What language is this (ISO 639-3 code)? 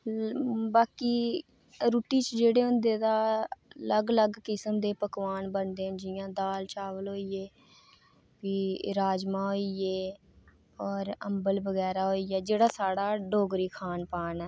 doi